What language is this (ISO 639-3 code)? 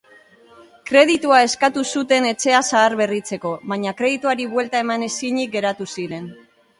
eus